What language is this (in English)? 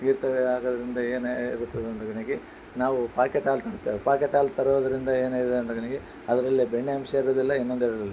Kannada